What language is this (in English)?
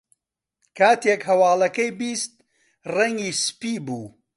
Central Kurdish